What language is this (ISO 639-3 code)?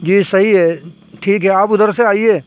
urd